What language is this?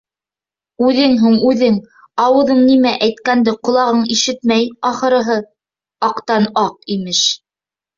Bashkir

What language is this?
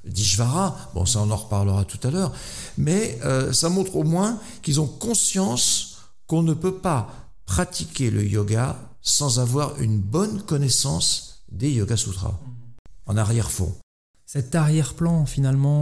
French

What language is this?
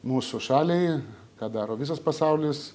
Lithuanian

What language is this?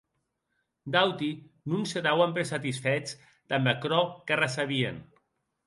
Occitan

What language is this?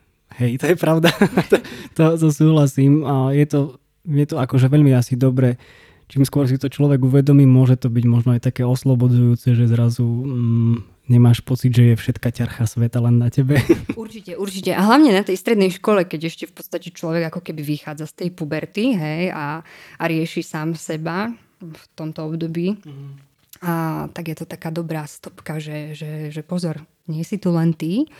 Slovak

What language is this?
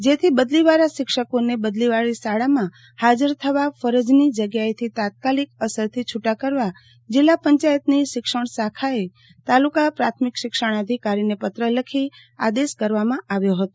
Gujarati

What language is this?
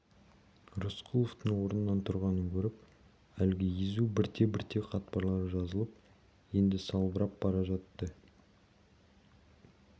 Kazakh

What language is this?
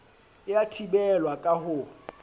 Southern Sotho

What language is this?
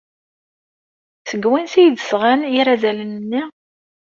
Kabyle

